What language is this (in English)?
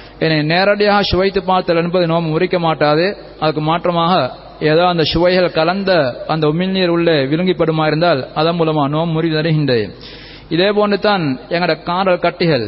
Tamil